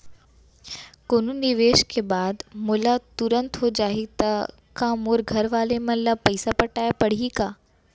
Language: Chhattisgarhi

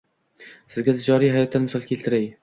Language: Uzbek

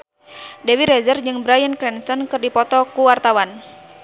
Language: Sundanese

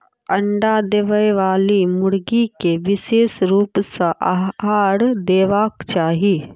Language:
Maithili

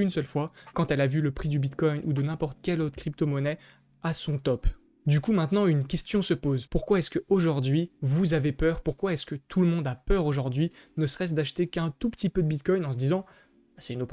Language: French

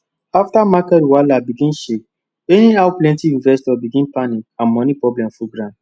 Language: Nigerian Pidgin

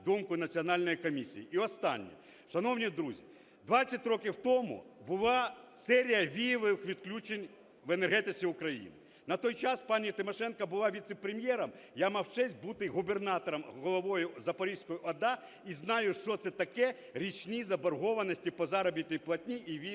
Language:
Ukrainian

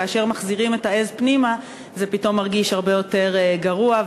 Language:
Hebrew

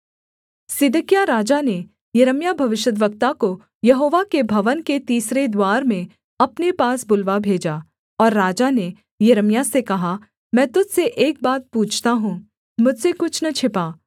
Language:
Hindi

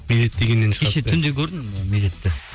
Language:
Kazakh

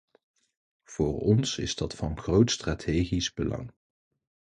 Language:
Dutch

